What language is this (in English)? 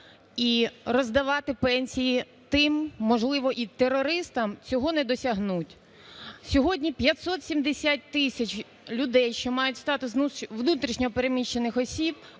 Ukrainian